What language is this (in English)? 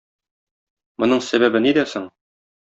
Tatar